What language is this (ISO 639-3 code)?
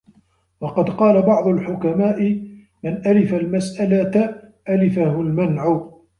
ara